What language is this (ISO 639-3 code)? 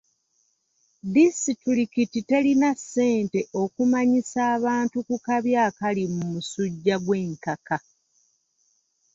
lug